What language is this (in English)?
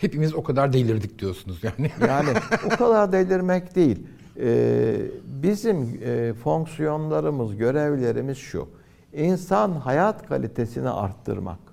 Turkish